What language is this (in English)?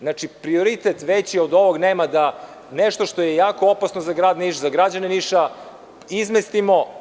Serbian